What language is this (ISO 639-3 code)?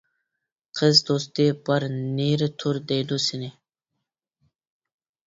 uig